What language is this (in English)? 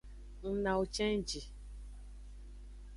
Aja (Benin)